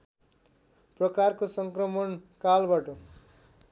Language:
Nepali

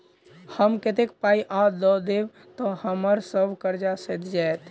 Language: Maithili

